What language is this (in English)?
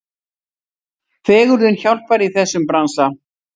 Icelandic